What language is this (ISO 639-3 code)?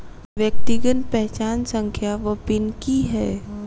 mai